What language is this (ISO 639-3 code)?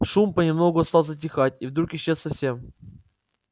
rus